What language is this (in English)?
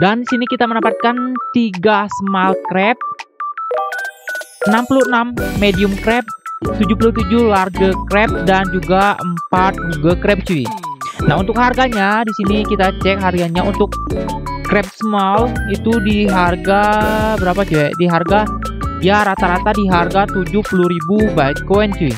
Indonesian